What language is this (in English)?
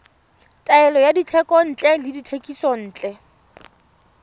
Tswana